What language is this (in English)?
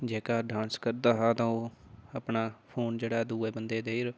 Dogri